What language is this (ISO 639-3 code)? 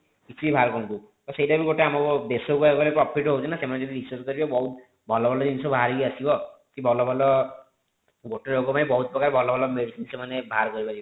ori